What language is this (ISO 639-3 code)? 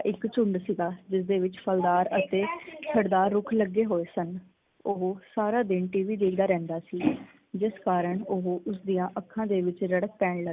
pan